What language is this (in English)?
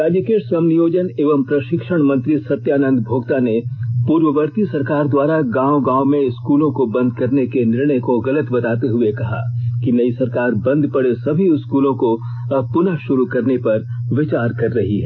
Hindi